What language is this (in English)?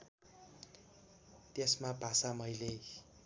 Nepali